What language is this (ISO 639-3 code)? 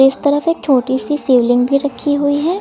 hin